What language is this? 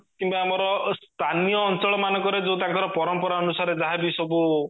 Odia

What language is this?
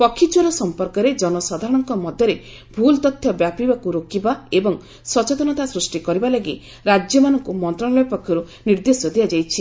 Odia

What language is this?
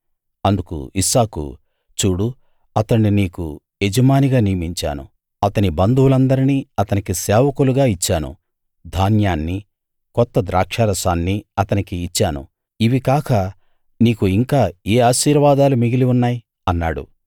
Telugu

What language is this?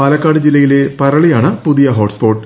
Malayalam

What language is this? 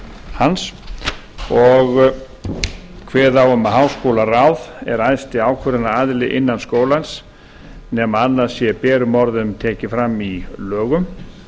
Icelandic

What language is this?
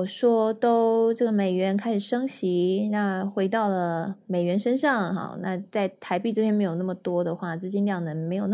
Chinese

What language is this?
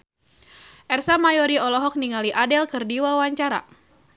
Sundanese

